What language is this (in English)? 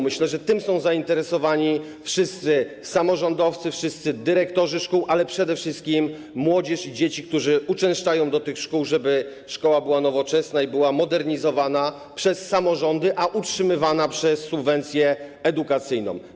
Polish